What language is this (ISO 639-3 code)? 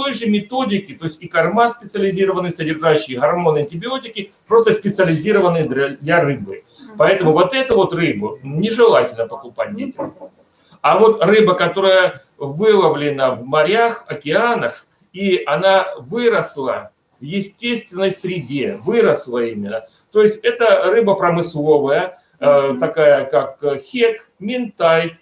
rus